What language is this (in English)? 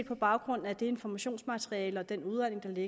Danish